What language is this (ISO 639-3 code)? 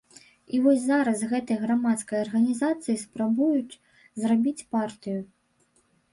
bel